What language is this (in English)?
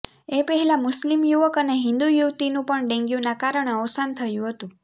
Gujarati